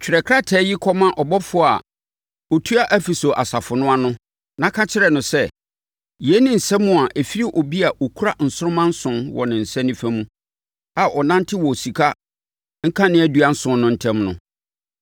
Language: Akan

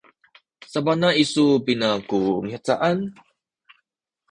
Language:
Sakizaya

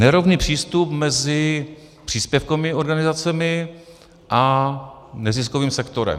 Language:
Czech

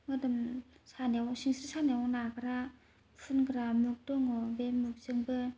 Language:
Bodo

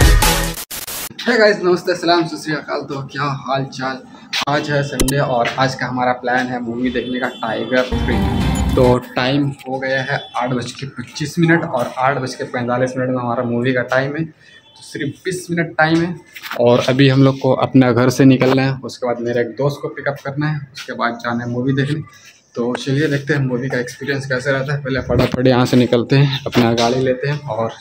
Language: Hindi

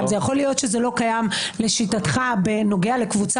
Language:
Hebrew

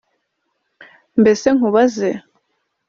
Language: Kinyarwanda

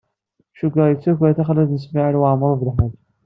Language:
Kabyle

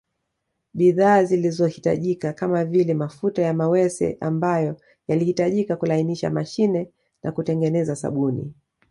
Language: Swahili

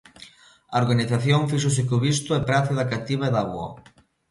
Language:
Galician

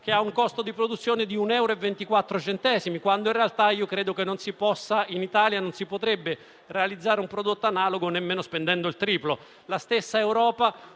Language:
Italian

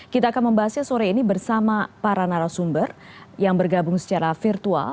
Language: Indonesian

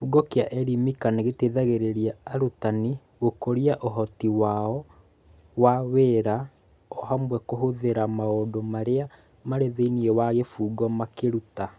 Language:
Kikuyu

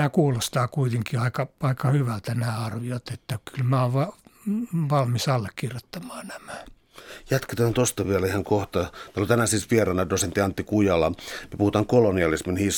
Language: Finnish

